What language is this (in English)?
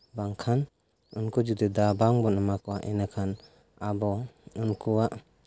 Santali